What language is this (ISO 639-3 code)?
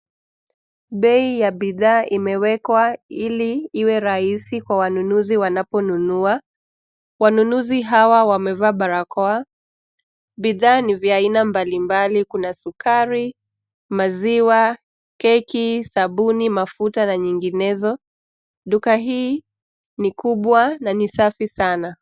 swa